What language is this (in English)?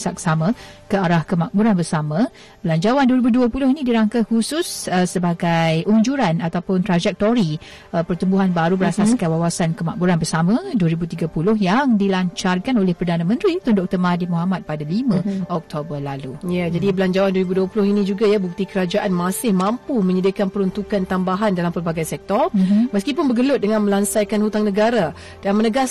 Malay